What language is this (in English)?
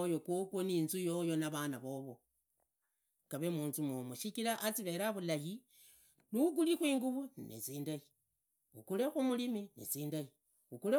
Idakho-Isukha-Tiriki